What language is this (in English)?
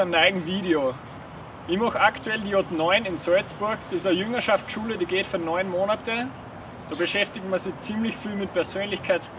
German